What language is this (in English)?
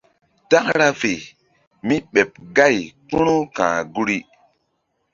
Mbum